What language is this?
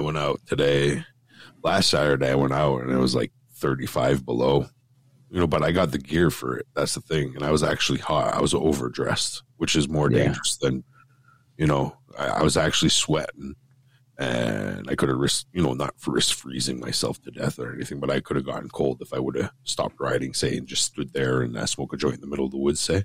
English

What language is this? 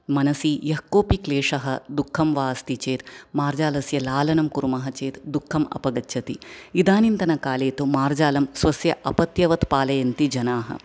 Sanskrit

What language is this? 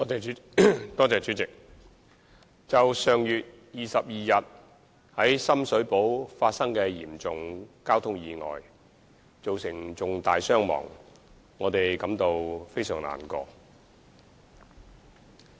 Cantonese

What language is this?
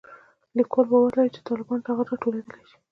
Pashto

